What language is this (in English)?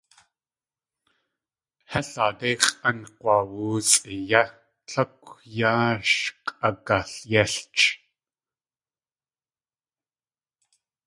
Tlingit